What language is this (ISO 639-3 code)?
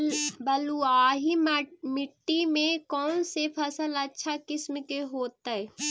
mag